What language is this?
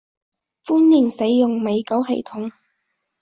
Cantonese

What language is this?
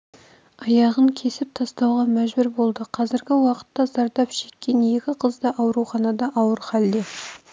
Kazakh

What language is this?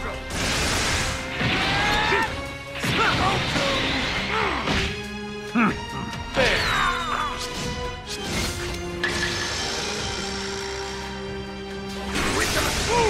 English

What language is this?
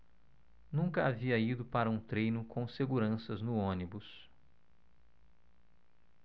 Portuguese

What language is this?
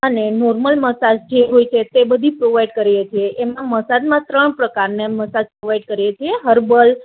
Gujarati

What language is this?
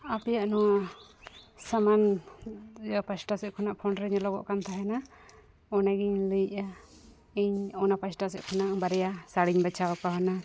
Santali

